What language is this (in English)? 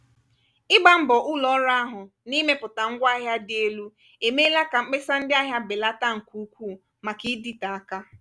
Igbo